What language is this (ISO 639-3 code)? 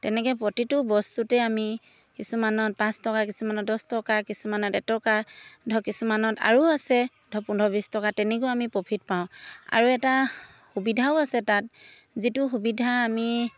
asm